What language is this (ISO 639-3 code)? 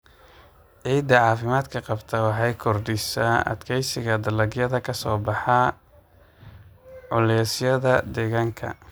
som